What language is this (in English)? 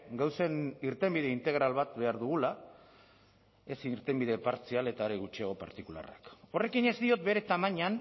Basque